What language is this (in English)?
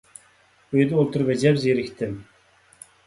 Uyghur